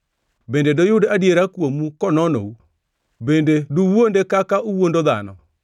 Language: Luo (Kenya and Tanzania)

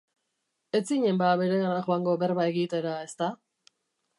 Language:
Basque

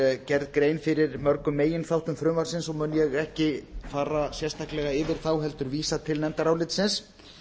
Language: Icelandic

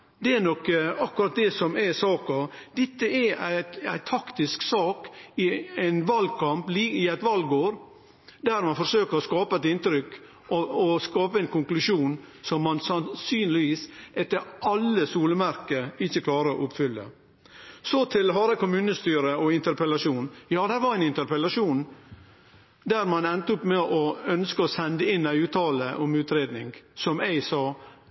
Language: Norwegian Nynorsk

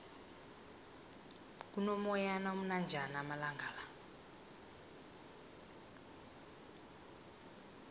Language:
South Ndebele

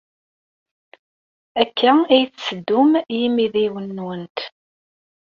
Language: Kabyle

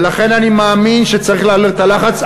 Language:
Hebrew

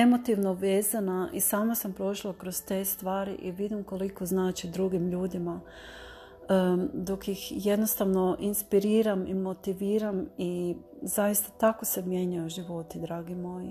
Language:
Croatian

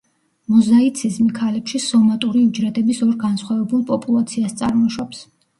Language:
Georgian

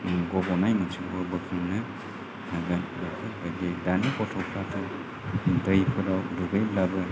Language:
Bodo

